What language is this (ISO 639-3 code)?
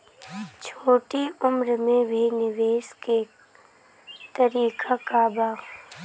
bho